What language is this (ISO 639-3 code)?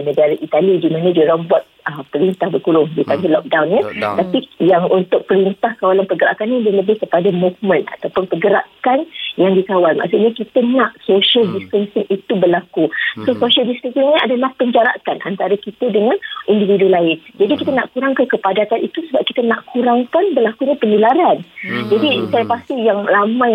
msa